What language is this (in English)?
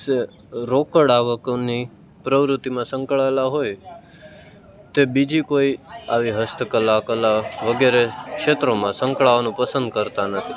Gujarati